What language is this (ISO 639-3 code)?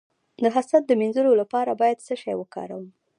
pus